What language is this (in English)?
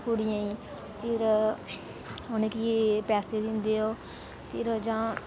Dogri